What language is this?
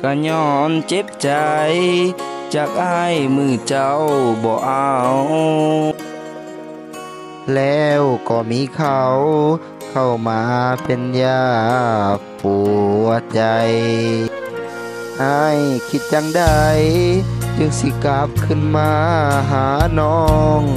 Thai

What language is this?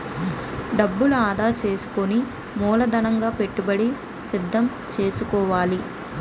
Telugu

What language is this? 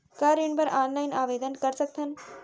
Chhattisgarhi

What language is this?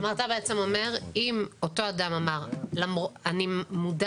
Hebrew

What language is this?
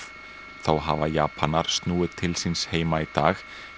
Icelandic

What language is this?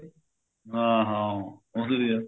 Punjabi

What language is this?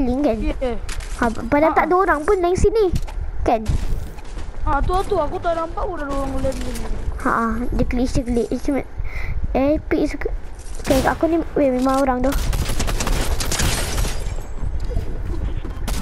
Malay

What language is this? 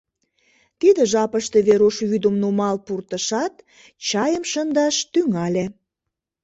Mari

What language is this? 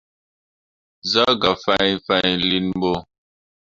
Mundang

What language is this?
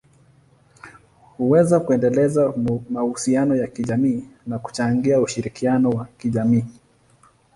Swahili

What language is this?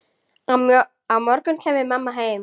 Icelandic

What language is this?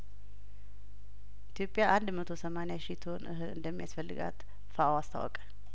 Amharic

